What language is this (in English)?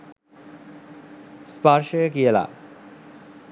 Sinhala